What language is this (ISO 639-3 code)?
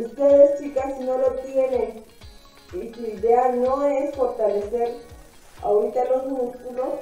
spa